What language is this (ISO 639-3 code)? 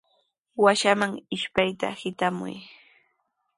qws